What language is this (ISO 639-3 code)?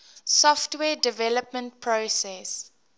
eng